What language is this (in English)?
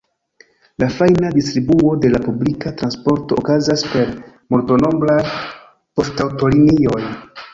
Esperanto